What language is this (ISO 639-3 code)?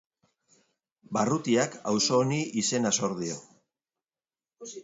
eus